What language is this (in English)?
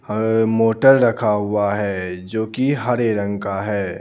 Hindi